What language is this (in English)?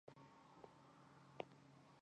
Chinese